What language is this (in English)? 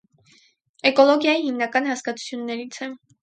Armenian